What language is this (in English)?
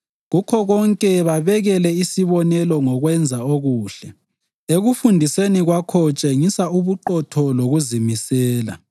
North Ndebele